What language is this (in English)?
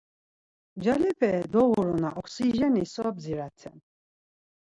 Laz